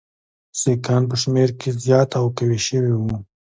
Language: Pashto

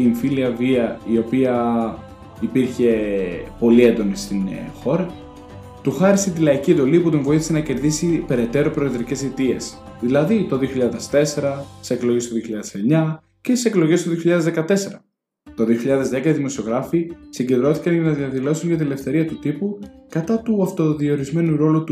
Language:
Greek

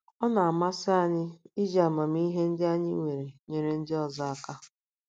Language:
Igbo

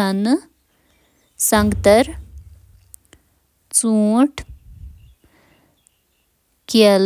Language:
Kashmiri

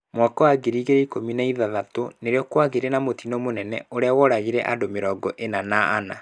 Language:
Kikuyu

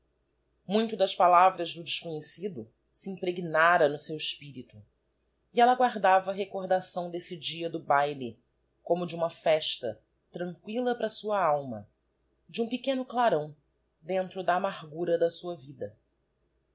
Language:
Portuguese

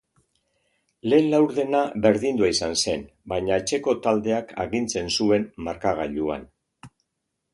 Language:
Basque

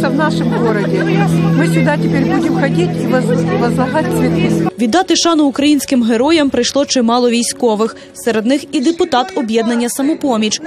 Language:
Ukrainian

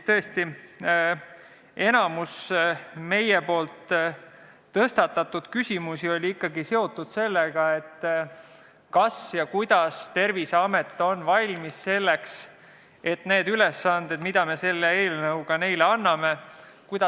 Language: Estonian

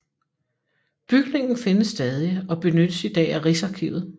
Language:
Danish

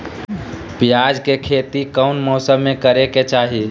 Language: Magahi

